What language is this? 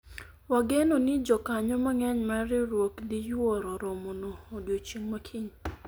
Luo (Kenya and Tanzania)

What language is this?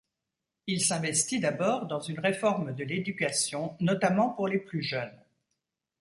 French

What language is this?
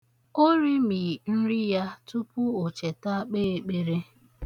Igbo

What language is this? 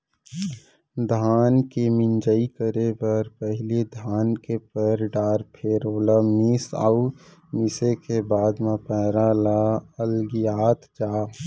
Chhattisgarhi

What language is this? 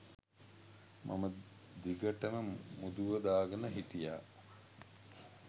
Sinhala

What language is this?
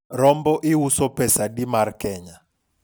Luo (Kenya and Tanzania)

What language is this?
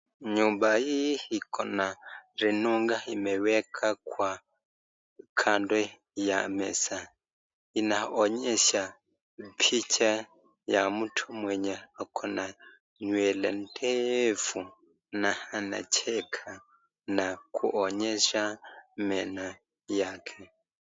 Swahili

